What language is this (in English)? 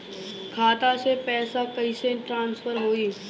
Bhojpuri